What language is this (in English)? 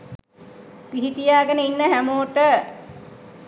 Sinhala